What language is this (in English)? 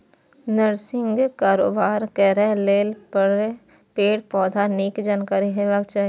Maithili